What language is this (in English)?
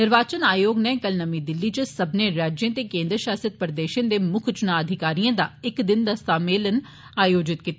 Dogri